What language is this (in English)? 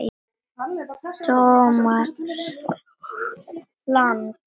Icelandic